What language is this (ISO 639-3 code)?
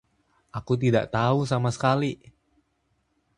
ind